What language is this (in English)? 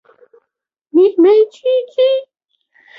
Chinese